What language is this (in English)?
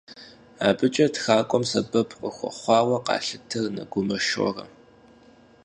Kabardian